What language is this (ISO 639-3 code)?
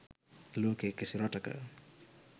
sin